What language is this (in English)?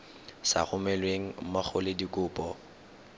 Tswana